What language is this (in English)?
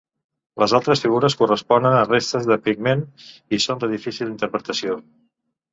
Catalan